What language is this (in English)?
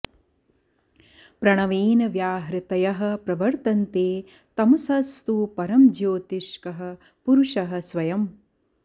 Sanskrit